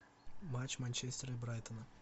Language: Russian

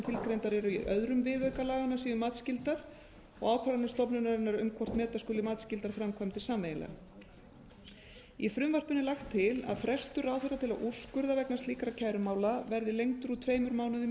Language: Icelandic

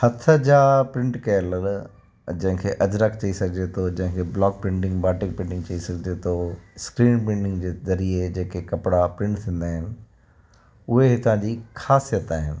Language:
Sindhi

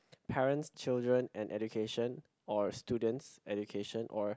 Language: English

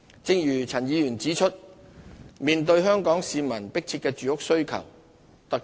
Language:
Cantonese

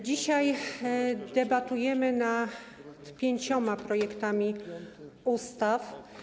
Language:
Polish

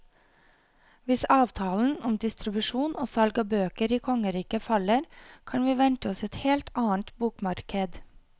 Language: Norwegian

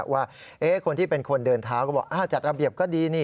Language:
Thai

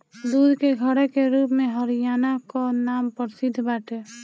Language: Bhojpuri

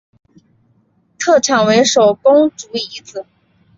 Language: Chinese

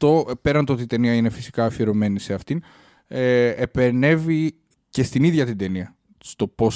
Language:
Greek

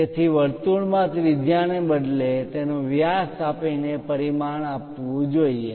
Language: Gujarati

